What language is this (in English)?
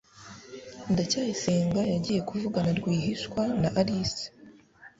Kinyarwanda